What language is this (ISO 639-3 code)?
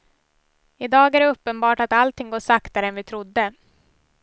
swe